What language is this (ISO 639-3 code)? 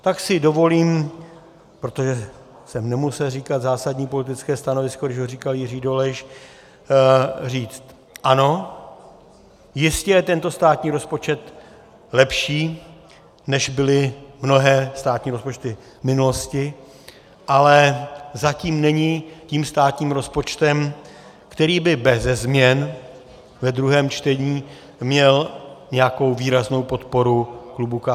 ces